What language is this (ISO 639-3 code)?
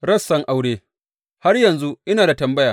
hau